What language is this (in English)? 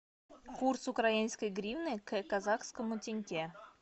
Russian